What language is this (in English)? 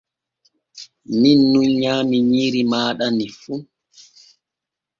Borgu Fulfulde